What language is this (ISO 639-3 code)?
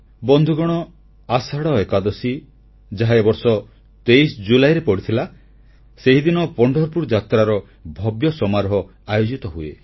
ori